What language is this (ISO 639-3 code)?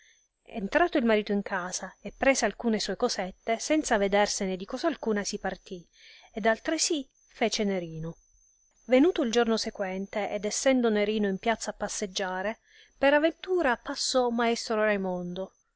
ita